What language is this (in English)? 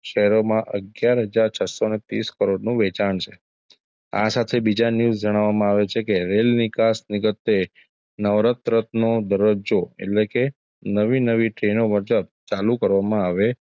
Gujarati